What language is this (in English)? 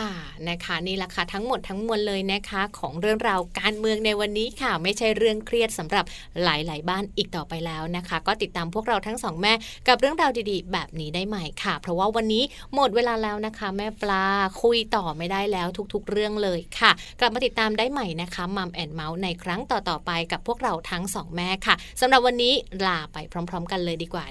Thai